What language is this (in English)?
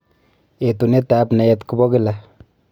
Kalenjin